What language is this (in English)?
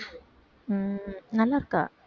Tamil